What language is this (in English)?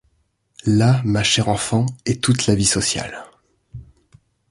French